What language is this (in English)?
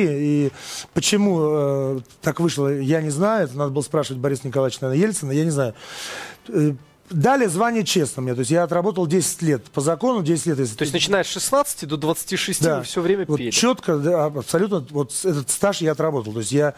Russian